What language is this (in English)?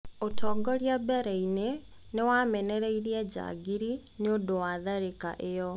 Kikuyu